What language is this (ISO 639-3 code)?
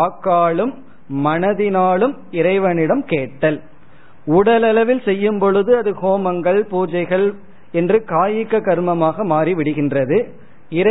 tam